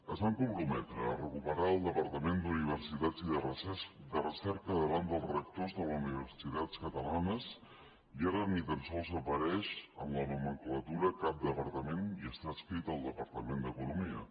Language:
Catalan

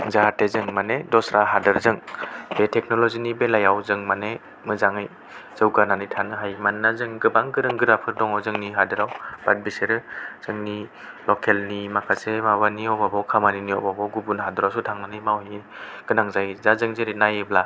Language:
Bodo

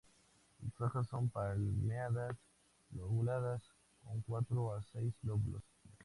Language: Spanish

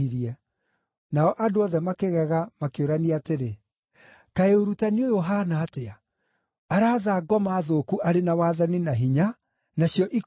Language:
Kikuyu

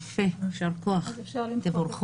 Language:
Hebrew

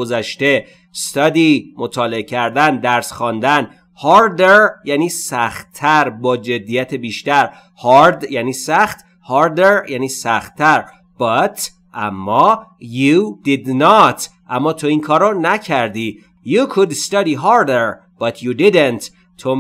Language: Persian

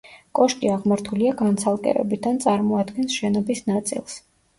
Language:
Georgian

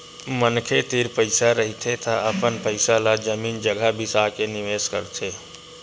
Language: Chhattisgarhi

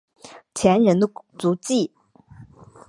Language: Chinese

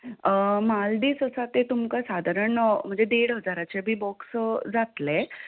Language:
Konkani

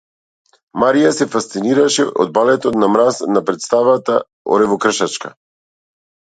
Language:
Macedonian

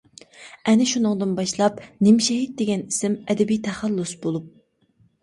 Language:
Uyghur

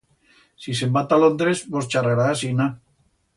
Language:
Aragonese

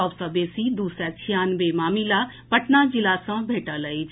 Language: Maithili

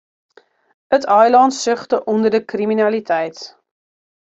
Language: Western Frisian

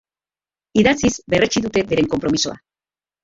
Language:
Basque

